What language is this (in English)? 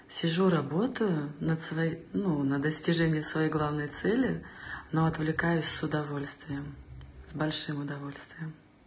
Russian